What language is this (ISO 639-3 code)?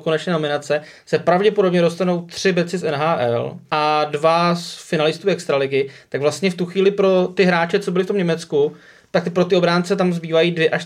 ces